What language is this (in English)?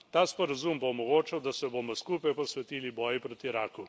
Slovenian